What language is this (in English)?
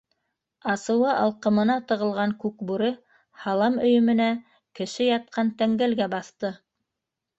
Bashkir